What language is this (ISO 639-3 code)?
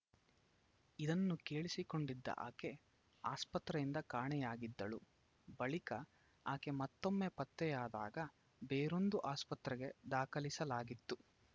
kan